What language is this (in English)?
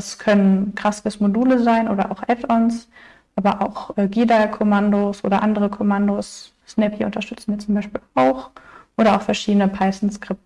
German